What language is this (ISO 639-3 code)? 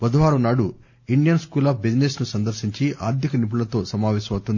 tel